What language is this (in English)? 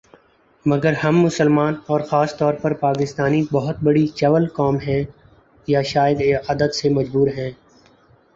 Urdu